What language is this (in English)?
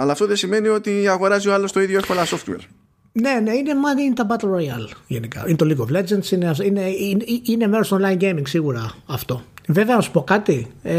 Greek